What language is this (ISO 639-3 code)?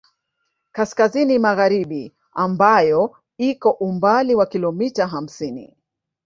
swa